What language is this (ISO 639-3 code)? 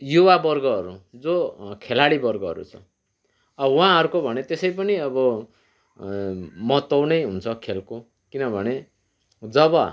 nep